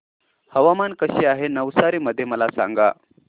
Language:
Marathi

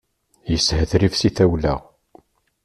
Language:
Kabyle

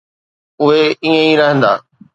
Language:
Sindhi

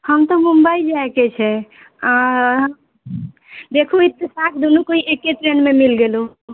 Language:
Maithili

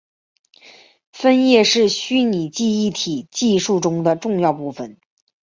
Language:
Chinese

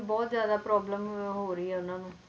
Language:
Punjabi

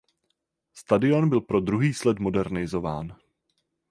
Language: Czech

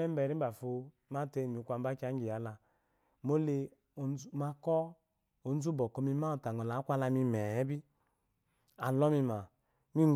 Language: Eloyi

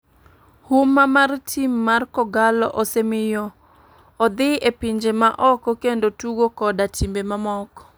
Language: Luo (Kenya and Tanzania)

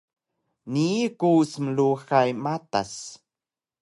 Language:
Taroko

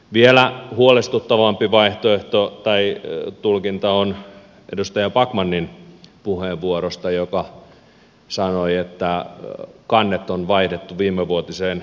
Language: Finnish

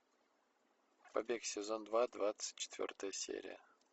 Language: Russian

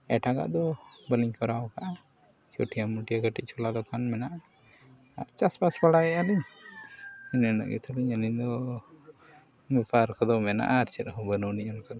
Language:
Santali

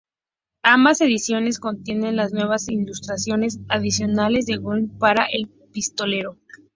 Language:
Spanish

